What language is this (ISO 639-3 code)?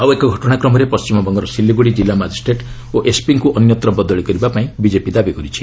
ori